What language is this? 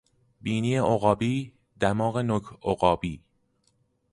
Persian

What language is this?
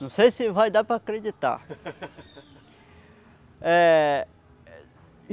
Portuguese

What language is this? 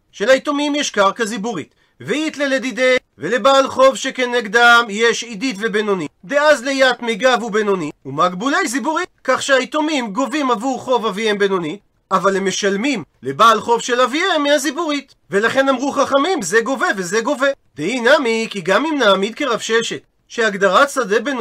Hebrew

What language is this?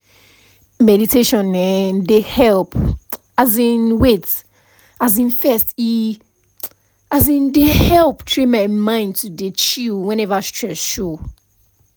Nigerian Pidgin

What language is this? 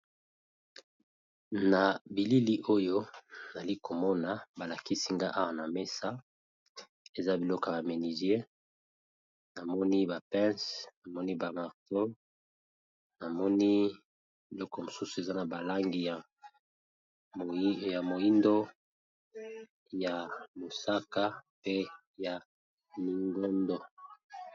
Lingala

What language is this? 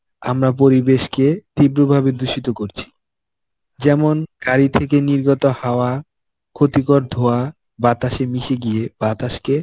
Bangla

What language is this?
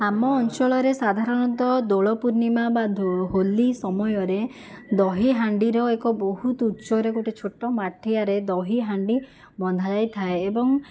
Odia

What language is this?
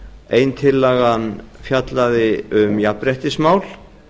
Icelandic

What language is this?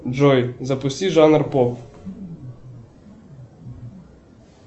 Russian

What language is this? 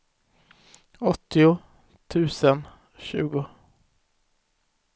Swedish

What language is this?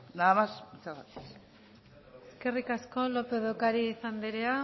Basque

